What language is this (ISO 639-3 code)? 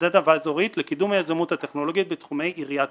heb